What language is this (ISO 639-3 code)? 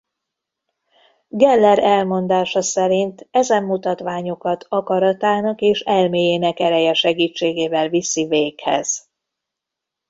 hun